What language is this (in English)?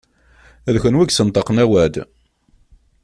Kabyle